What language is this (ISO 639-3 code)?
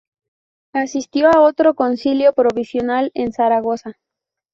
spa